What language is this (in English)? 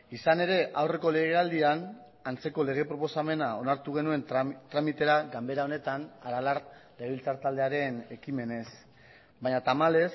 Basque